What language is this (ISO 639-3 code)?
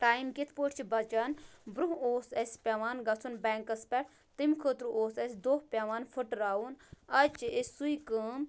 kas